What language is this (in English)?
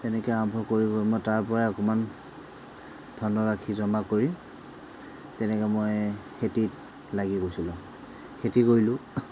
Assamese